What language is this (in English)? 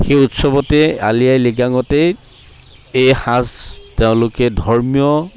Assamese